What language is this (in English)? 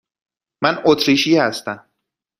Persian